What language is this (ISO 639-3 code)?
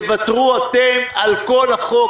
heb